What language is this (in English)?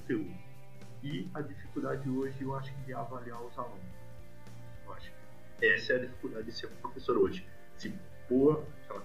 Portuguese